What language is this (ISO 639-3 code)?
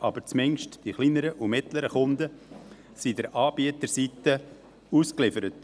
gsw